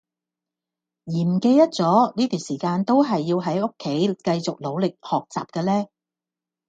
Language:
Cantonese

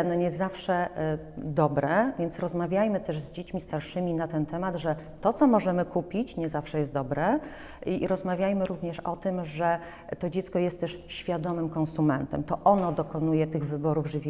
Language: Polish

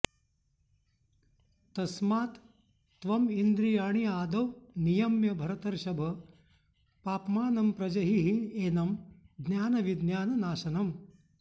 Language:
Sanskrit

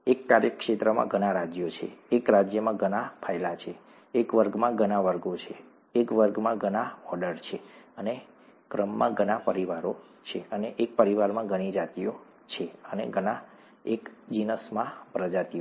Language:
Gujarati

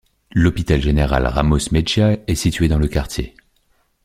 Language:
French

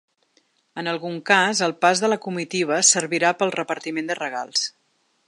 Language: Catalan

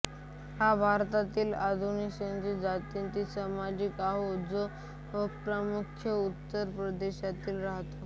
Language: Marathi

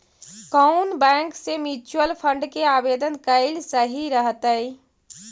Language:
Magahi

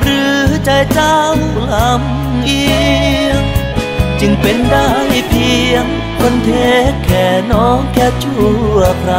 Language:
Thai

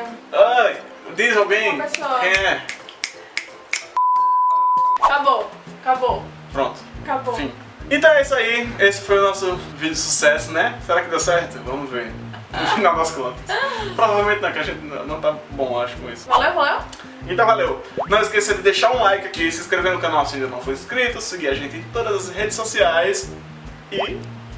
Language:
Portuguese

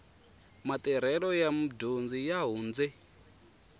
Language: Tsonga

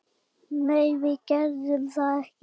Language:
Icelandic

